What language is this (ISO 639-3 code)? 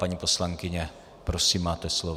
ces